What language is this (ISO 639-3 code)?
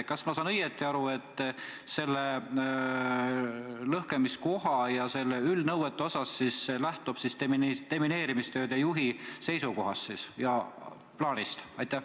est